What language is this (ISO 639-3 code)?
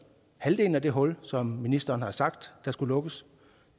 dan